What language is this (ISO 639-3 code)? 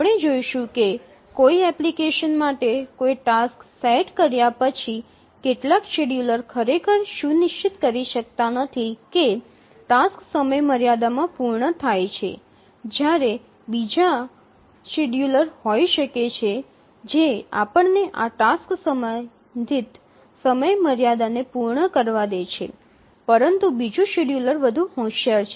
guj